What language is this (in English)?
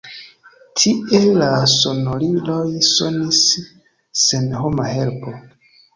Esperanto